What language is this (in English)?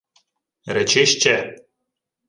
Ukrainian